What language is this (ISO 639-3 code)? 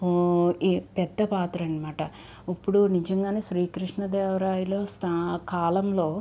tel